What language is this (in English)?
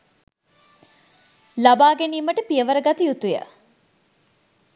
Sinhala